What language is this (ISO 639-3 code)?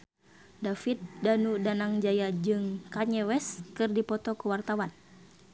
sun